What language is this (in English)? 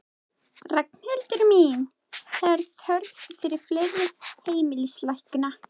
Icelandic